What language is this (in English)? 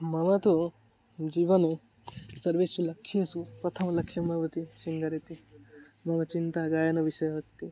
Sanskrit